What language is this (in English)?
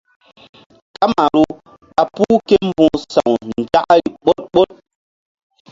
Mbum